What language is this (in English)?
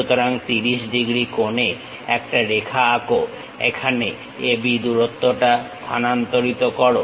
Bangla